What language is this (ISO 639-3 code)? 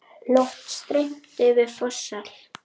isl